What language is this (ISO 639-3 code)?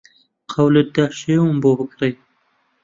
ckb